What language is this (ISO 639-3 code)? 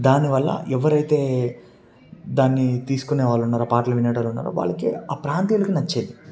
tel